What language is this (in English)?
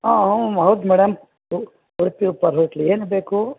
Kannada